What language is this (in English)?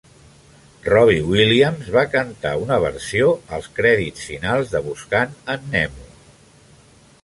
Catalan